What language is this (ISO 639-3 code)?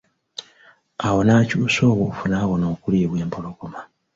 lug